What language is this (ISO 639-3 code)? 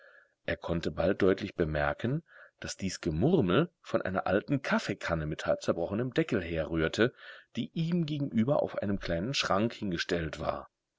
deu